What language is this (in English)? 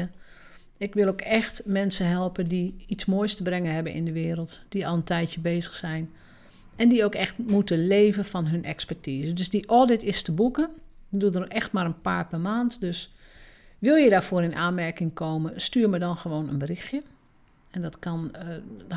Dutch